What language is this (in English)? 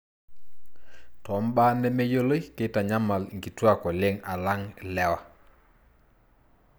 Masai